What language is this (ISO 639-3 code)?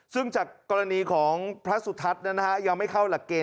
tha